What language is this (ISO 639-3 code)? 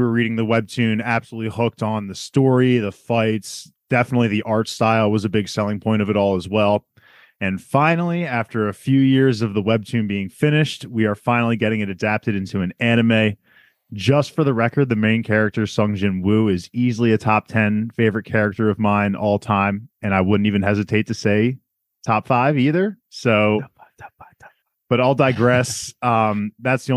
eng